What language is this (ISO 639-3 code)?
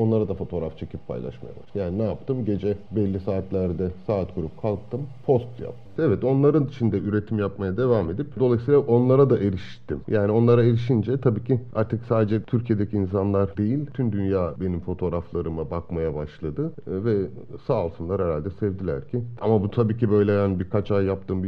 tur